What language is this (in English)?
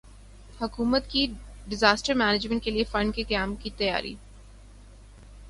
Urdu